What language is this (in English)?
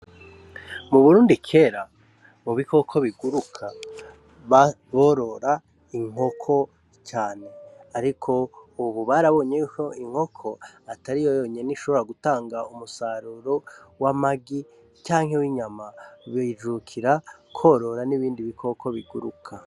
Rundi